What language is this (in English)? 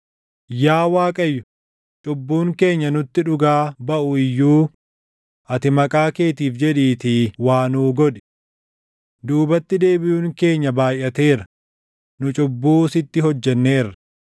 Oromo